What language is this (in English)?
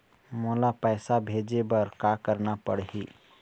Chhattisgarhi